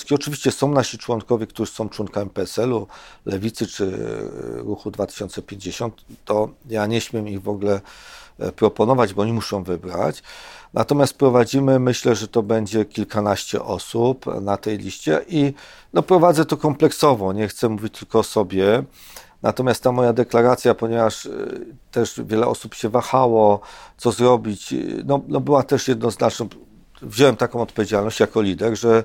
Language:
Polish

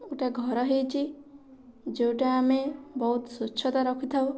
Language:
Odia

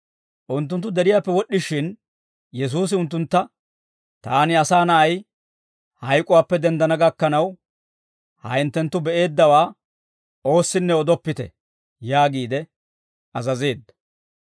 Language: Dawro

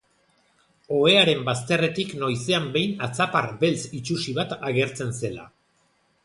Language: Basque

